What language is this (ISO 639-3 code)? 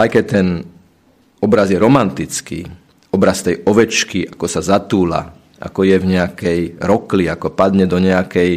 slk